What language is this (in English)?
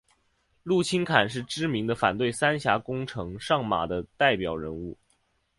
Chinese